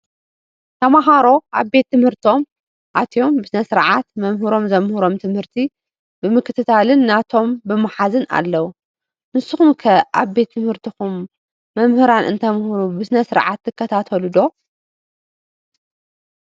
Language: Tigrinya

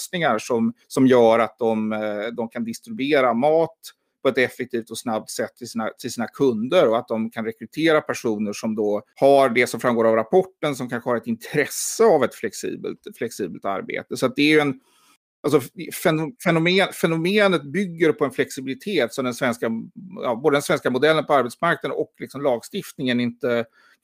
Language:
Swedish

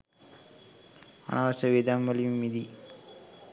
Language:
Sinhala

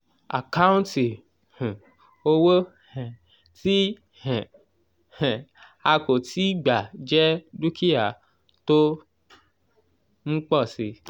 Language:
Yoruba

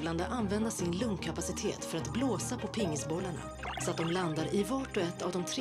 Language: Swedish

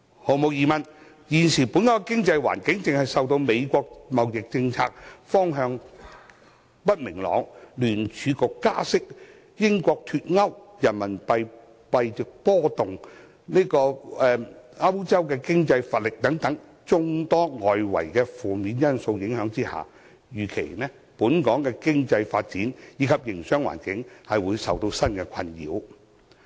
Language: Cantonese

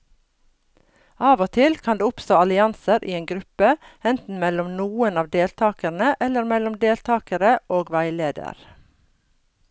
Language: Norwegian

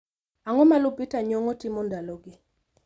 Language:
Luo (Kenya and Tanzania)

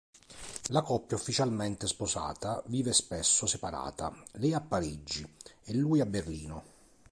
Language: Italian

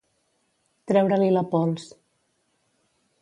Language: Catalan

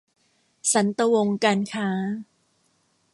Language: Thai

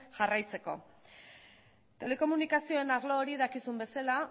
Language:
Basque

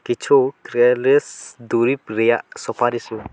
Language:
Santali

